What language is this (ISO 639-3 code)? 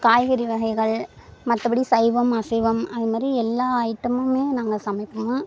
tam